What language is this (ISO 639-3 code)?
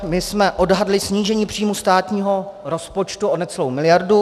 ces